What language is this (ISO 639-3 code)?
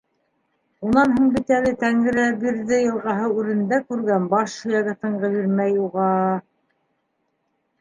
bak